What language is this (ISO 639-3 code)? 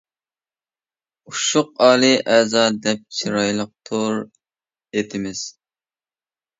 uig